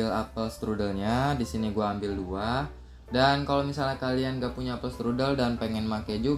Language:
Indonesian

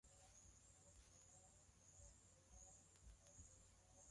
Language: Swahili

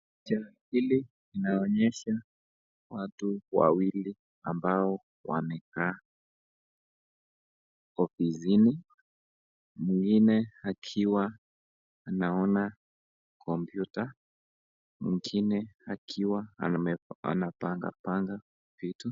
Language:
Swahili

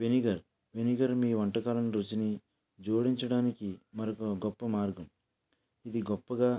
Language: Telugu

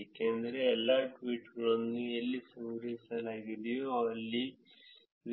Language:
Kannada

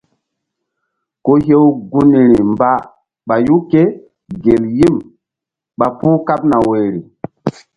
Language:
Mbum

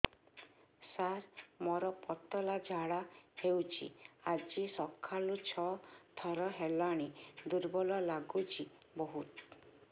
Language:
Odia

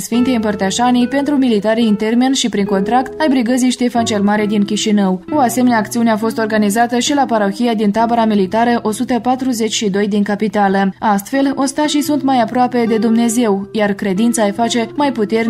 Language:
Romanian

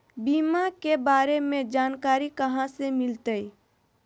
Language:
Magahi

